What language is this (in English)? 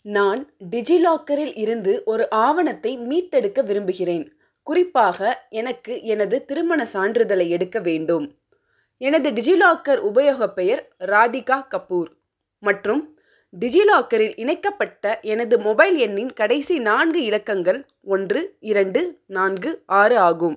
Tamil